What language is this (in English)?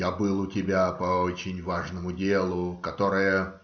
Russian